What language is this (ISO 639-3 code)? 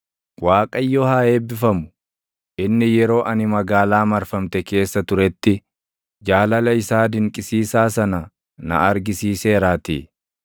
orm